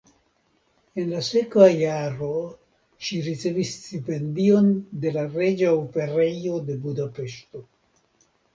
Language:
Esperanto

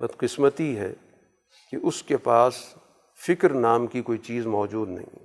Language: Urdu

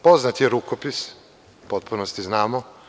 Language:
Serbian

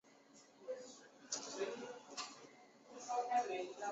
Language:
Chinese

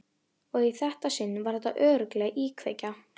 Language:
Icelandic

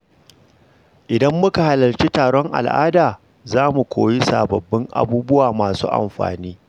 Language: Hausa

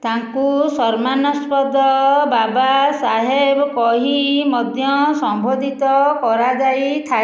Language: Odia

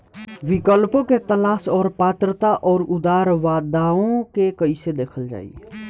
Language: Bhojpuri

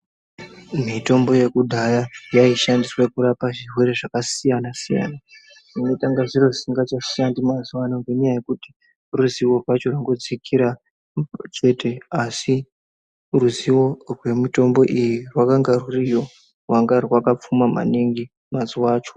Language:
Ndau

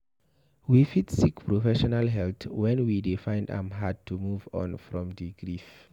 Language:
Nigerian Pidgin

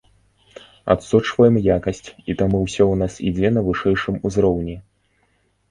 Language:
Belarusian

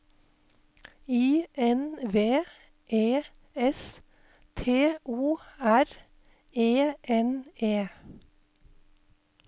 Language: Norwegian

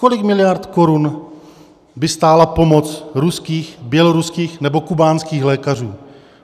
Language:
Czech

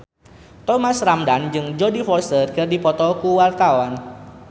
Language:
Sundanese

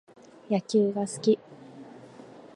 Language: Japanese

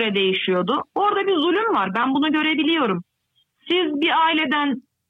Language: Turkish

